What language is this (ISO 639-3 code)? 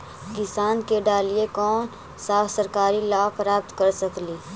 mag